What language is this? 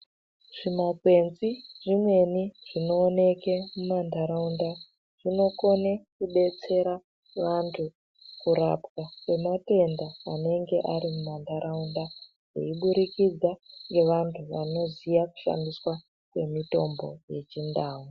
Ndau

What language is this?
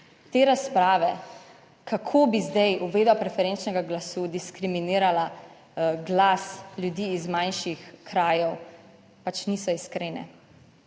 Slovenian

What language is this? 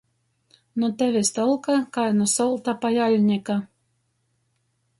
Latgalian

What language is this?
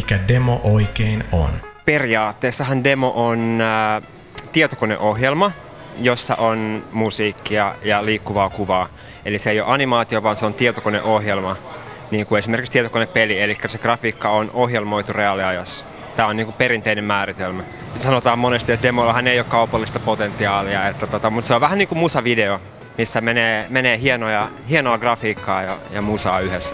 Finnish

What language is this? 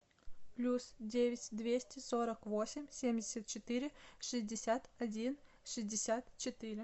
Russian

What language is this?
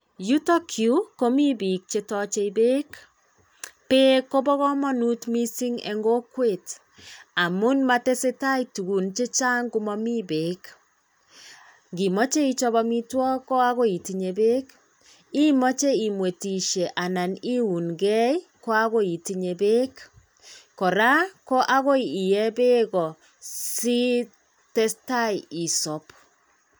Kalenjin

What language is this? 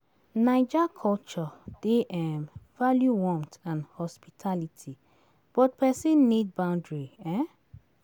Nigerian Pidgin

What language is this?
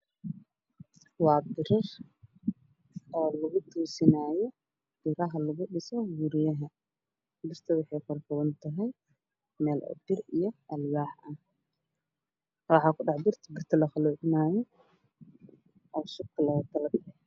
Somali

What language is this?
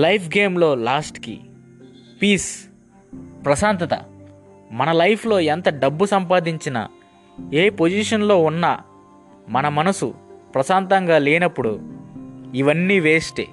Telugu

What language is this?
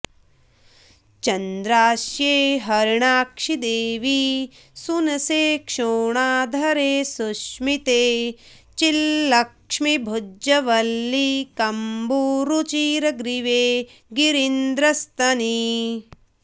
Sanskrit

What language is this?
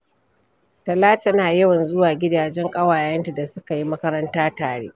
Hausa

